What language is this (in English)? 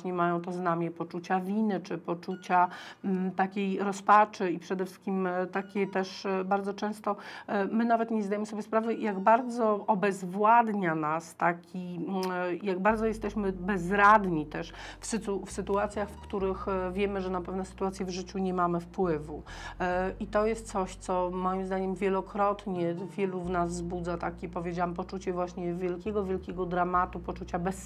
Polish